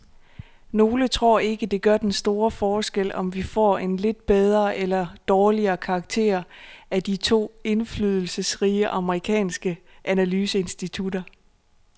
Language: Danish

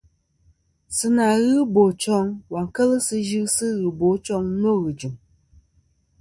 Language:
Kom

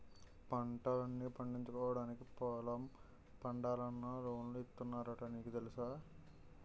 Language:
Telugu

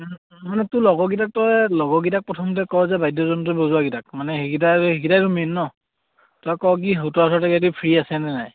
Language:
Assamese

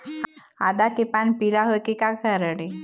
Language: Chhattisgarhi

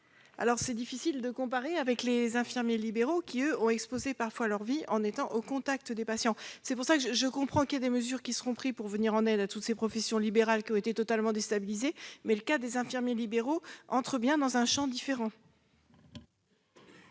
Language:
French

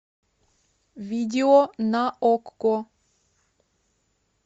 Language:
Russian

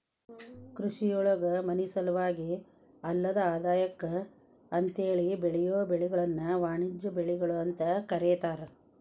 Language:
Kannada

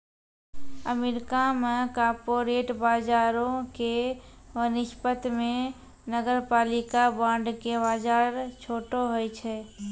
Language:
Maithili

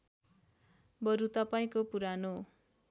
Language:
Nepali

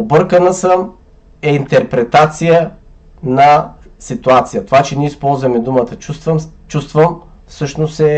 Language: Bulgarian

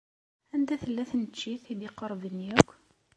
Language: Kabyle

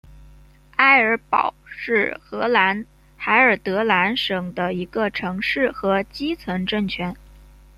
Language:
Chinese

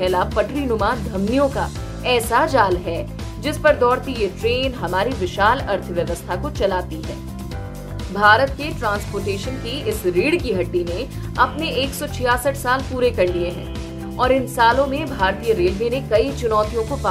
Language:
Hindi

